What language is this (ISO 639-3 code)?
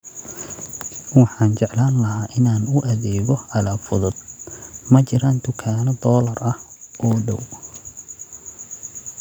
som